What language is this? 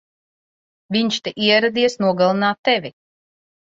Latvian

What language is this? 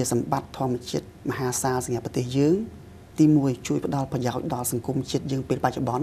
Thai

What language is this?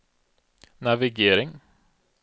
Swedish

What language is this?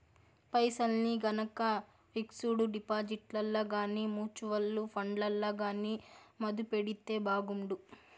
Telugu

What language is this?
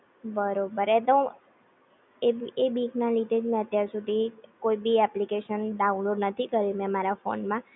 Gujarati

